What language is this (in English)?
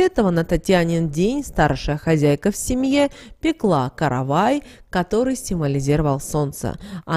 Russian